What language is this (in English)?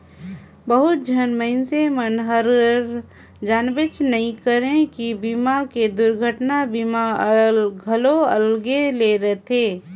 Chhattisgarhi